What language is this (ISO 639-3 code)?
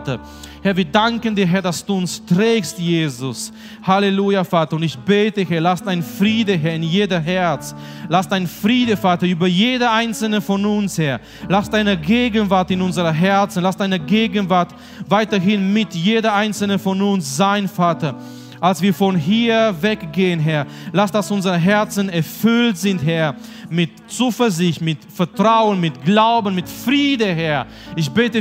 deu